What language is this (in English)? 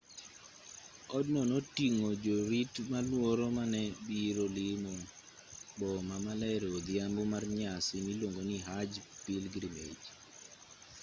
Luo (Kenya and Tanzania)